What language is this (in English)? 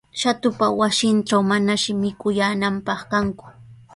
Sihuas Ancash Quechua